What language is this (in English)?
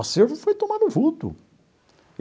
Portuguese